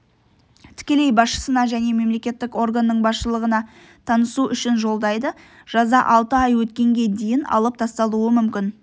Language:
Kazakh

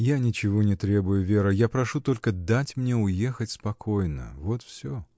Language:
Russian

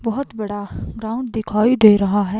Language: Hindi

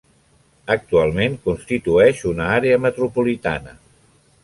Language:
Catalan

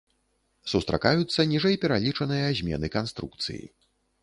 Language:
Belarusian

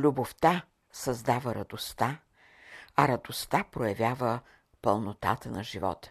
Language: Bulgarian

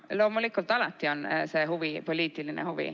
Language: Estonian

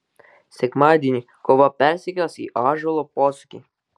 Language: Lithuanian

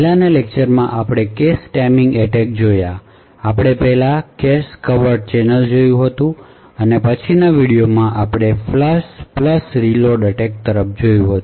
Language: Gujarati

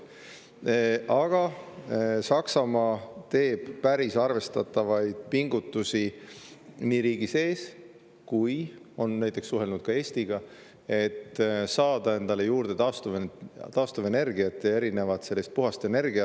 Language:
Estonian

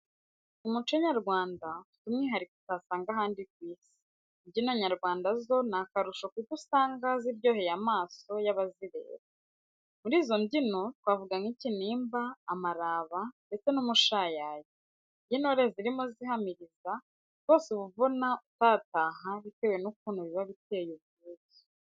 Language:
Kinyarwanda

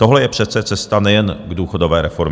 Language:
Czech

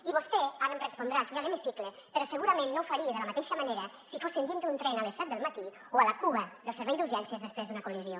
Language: Catalan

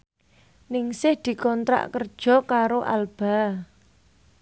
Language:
Javanese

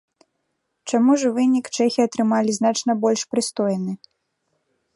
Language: Belarusian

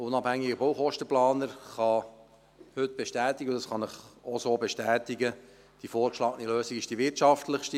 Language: Swiss German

